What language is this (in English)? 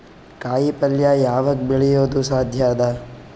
Kannada